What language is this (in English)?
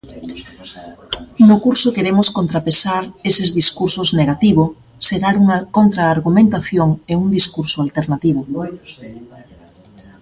Galician